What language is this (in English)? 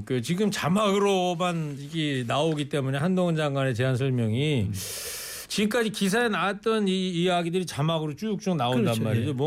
Korean